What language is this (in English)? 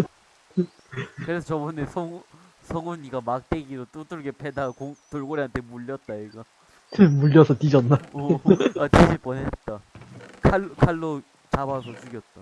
Korean